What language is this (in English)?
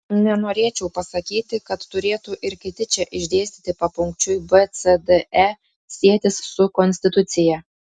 Lithuanian